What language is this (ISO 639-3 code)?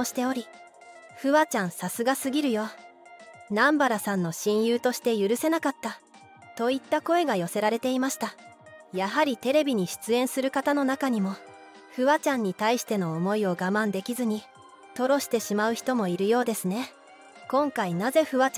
jpn